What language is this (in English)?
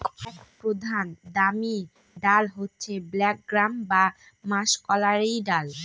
Bangla